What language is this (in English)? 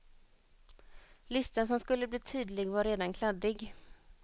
Swedish